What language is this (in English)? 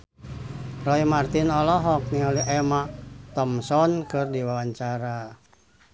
Sundanese